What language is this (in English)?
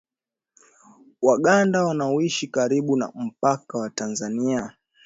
Swahili